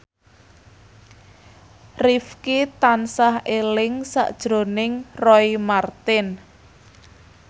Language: Javanese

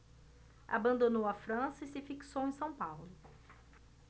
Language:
Portuguese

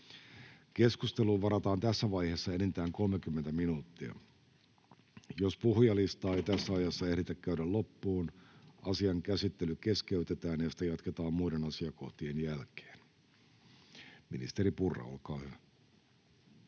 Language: Finnish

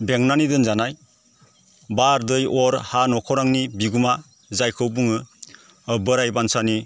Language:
Bodo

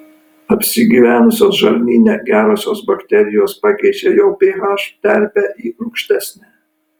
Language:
Lithuanian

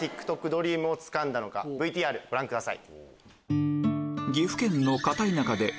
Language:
Japanese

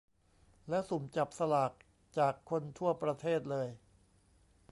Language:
Thai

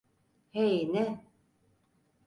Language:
Turkish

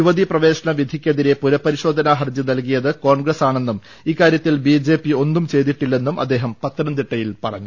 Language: Malayalam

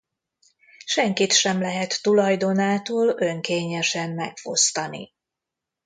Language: Hungarian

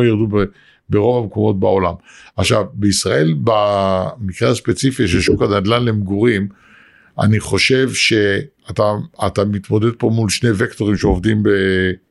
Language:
Hebrew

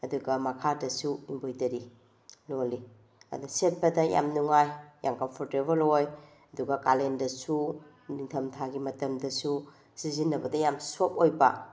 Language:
Manipuri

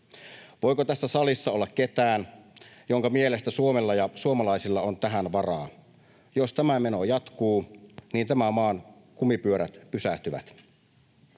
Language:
Finnish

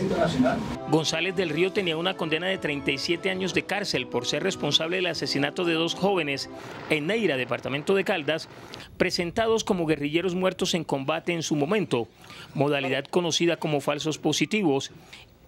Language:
Spanish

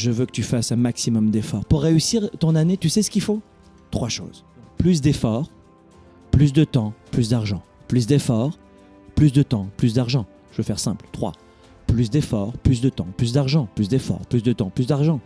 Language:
French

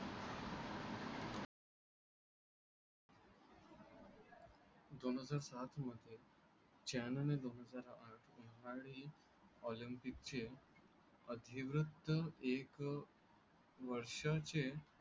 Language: Marathi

